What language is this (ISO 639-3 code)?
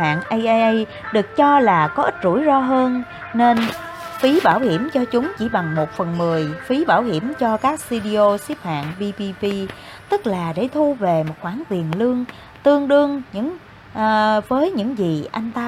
vie